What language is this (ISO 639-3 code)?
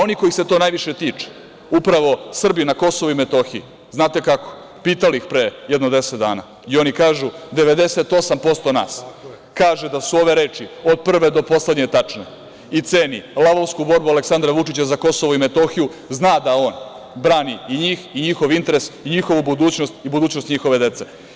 srp